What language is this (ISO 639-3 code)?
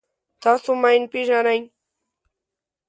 pus